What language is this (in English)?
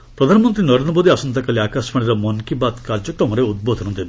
Odia